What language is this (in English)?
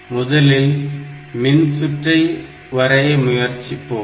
Tamil